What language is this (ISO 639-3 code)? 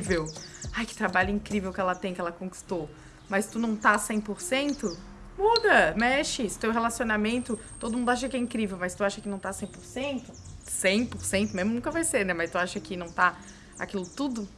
por